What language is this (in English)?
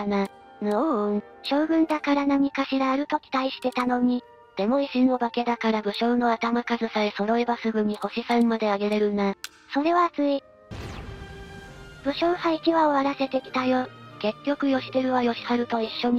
Japanese